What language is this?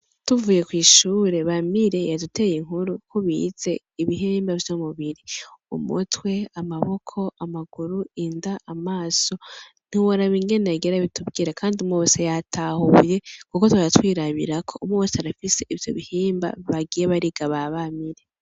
Rundi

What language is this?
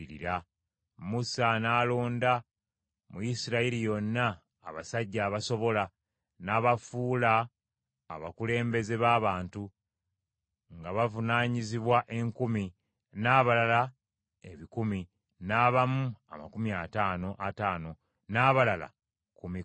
Ganda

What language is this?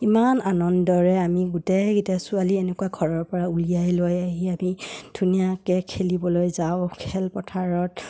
Assamese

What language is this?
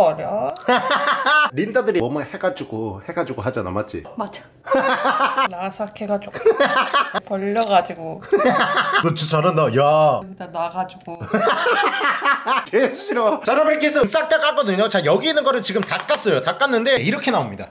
Korean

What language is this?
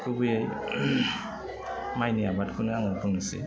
Bodo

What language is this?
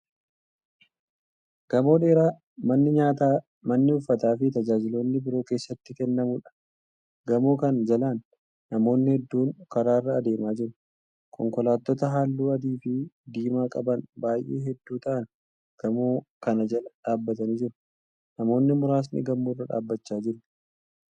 Oromo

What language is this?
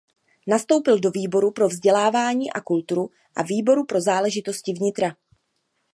Czech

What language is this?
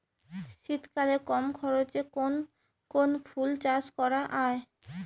Bangla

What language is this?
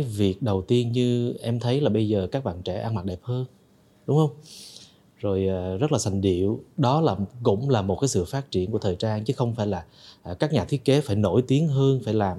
Vietnamese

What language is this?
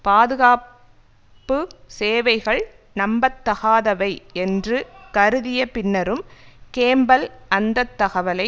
Tamil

